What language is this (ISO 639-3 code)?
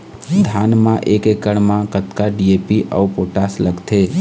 hne